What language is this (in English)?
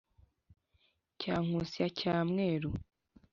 Kinyarwanda